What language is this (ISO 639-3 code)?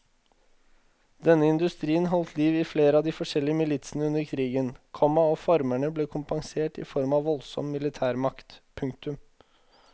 nor